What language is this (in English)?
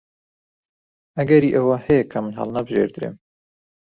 Central Kurdish